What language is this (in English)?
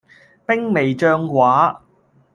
Cantonese